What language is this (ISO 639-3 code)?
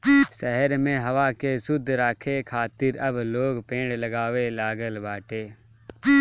bho